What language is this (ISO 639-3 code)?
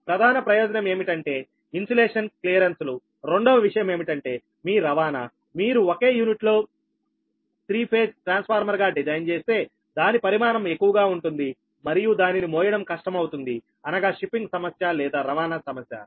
tel